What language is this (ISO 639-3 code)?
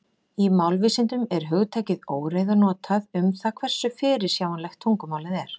isl